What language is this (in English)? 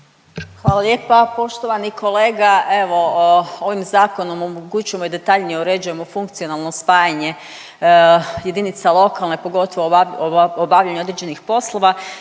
Croatian